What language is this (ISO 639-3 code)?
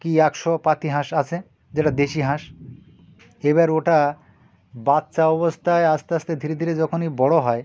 ben